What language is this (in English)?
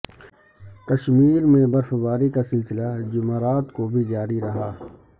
Urdu